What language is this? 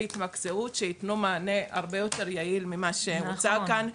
Hebrew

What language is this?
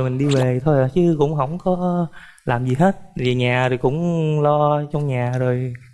Vietnamese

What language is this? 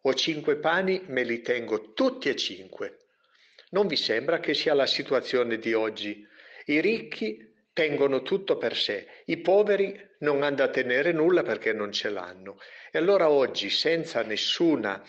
Italian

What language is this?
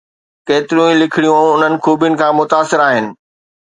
Sindhi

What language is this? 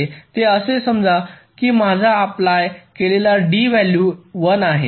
Marathi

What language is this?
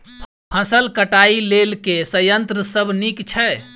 Maithili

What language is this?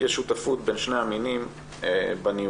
Hebrew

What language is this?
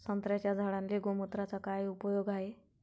Marathi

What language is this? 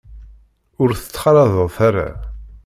Kabyle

